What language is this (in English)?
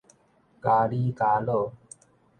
Min Nan Chinese